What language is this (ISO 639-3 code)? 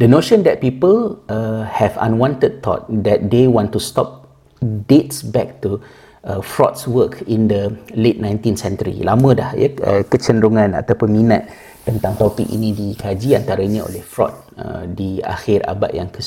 msa